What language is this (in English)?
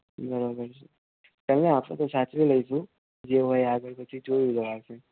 Gujarati